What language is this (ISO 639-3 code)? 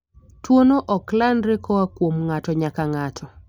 luo